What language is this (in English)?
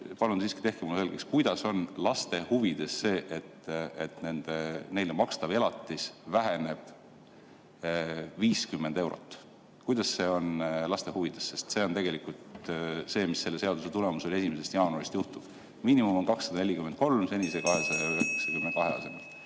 Estonian